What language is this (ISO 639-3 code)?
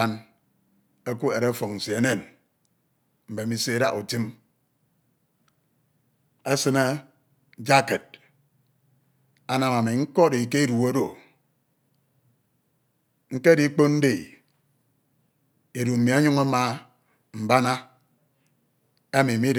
itw